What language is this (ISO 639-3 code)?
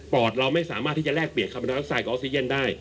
tha